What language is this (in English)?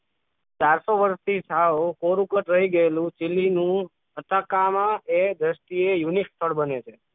Gujarati